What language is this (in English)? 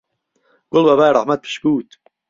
Central Kurdish